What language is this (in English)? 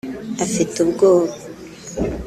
Kinyarwanda